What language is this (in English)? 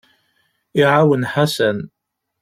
Kabyle